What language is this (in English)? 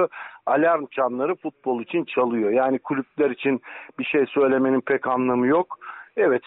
Turkish